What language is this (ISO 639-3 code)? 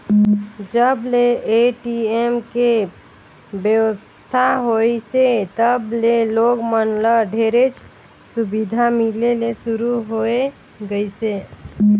hne